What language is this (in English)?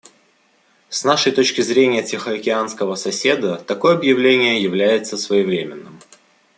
Russian